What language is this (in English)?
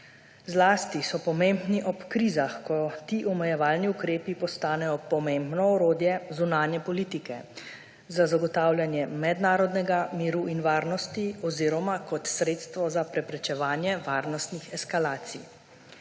Slovenian